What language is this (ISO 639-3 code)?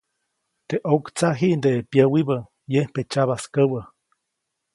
zoc